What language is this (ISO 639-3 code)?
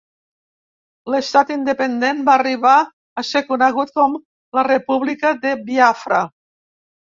cat